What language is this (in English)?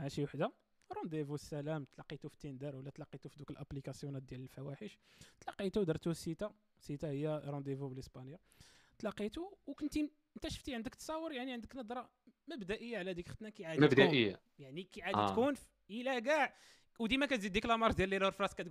Arabic